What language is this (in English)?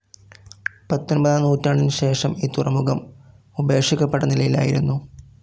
Malayalam